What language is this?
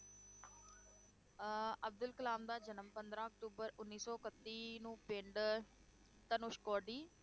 Punjabi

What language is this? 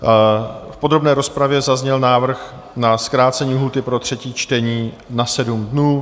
Czech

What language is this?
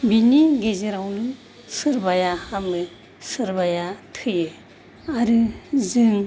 Bodo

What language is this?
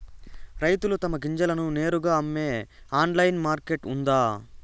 Telugu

